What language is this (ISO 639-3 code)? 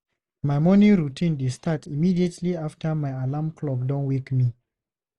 pcm